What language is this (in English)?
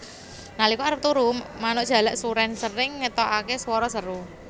Javanese